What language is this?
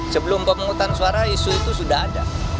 Indonesian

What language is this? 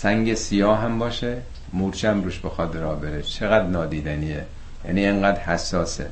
Persian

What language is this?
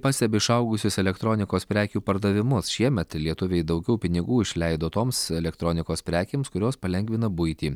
Lithuanian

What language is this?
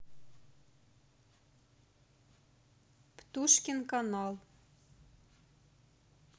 Russian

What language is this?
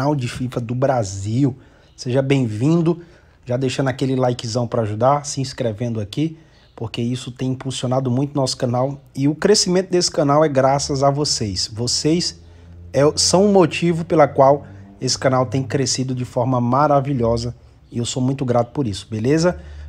Portuguese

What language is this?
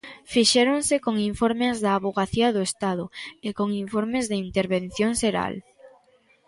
Galician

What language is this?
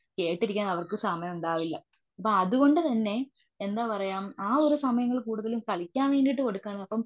Malayalam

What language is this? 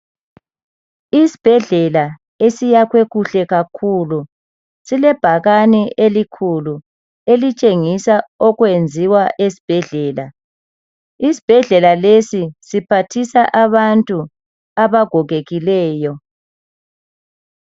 North Ndebele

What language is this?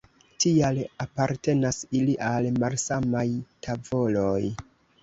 Esperanto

